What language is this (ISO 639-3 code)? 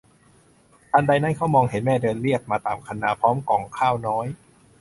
tha